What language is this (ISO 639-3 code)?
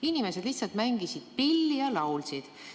est